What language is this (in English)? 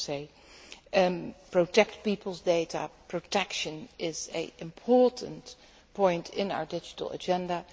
English